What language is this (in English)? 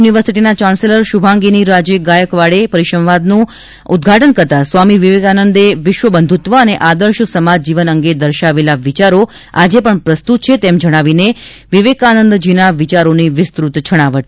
Gujarati